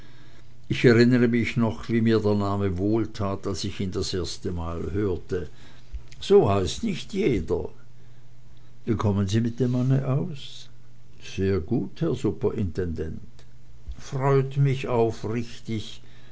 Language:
German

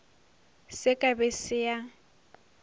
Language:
Northern Sotho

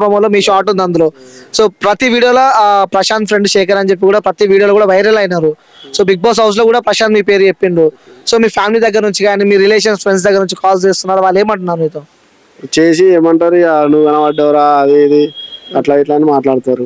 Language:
Telugu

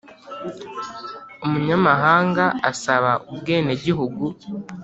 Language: Kinyarwanda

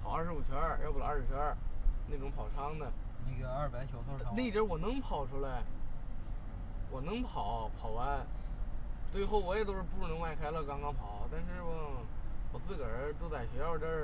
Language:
Chinese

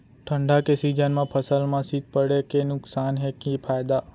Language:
Chhattisgarhi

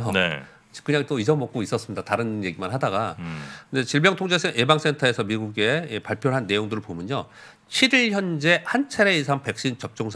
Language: Korean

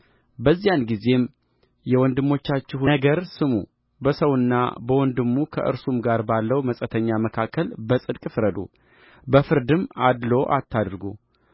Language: Amharic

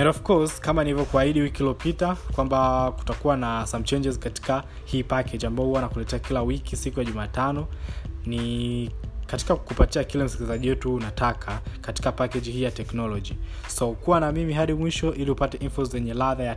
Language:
Swahili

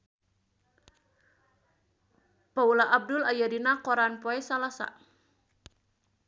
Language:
Sundanese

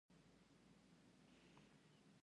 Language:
Pashto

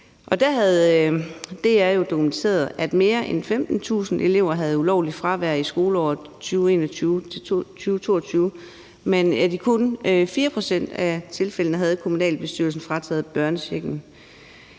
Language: Danish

